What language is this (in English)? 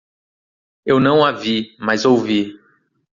Portuguese